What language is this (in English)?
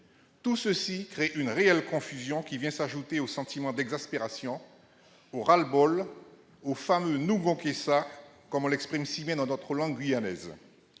French